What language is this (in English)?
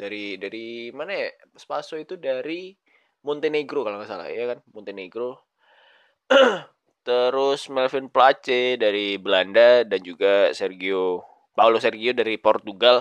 Indonesian